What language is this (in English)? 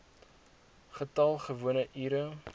Afrikaans